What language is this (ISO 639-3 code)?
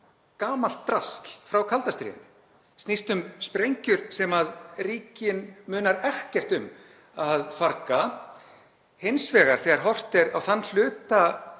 isl